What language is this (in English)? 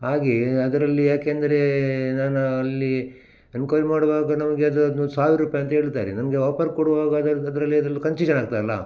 Kannada